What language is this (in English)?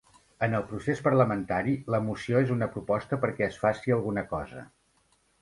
Catalan